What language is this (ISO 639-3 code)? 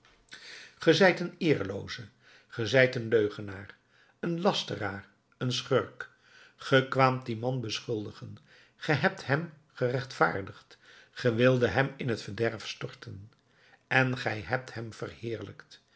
nld